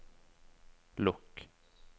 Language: Norwegian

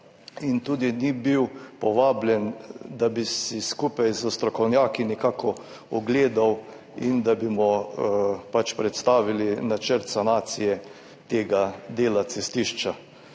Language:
Slovenian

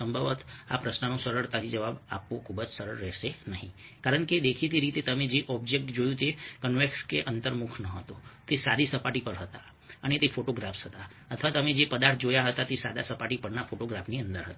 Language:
Gujarati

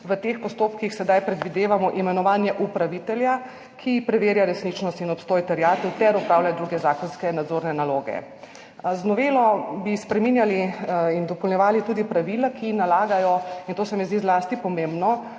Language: Slovenian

